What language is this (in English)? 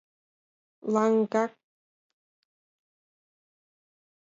Mari